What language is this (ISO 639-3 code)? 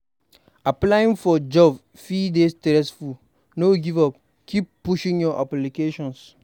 pcm